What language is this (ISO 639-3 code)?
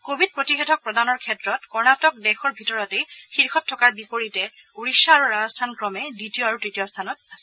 asm